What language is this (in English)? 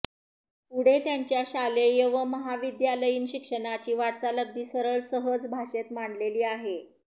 Marathi